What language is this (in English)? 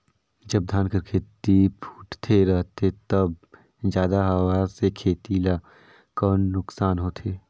Chhattisgarhi